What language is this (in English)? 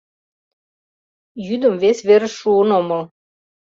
Mari